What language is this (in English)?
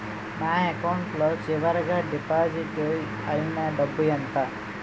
Telugu